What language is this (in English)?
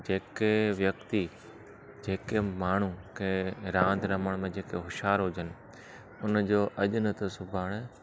Sindhi